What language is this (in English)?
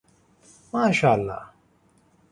Pashto